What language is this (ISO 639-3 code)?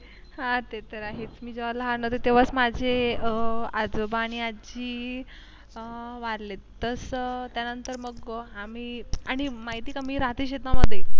mar